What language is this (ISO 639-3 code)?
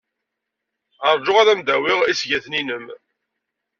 kab